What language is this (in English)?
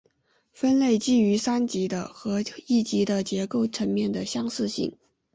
Chinese